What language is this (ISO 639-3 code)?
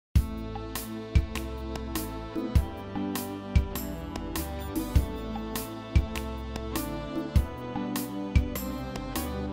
tur